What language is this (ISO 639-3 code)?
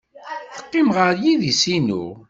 kab